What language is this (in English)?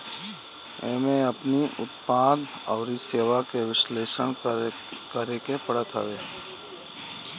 Bhojpuri